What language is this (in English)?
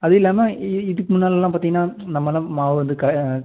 Tamil